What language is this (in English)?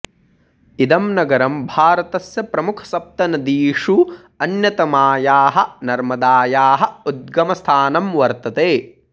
Sanskrit